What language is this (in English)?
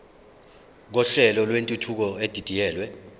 Zulu